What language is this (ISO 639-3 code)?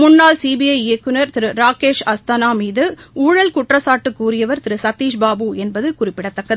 tam